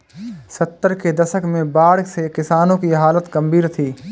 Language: Hindi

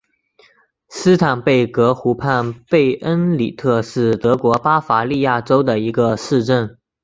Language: Chinese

